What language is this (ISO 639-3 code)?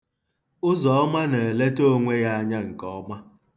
ibo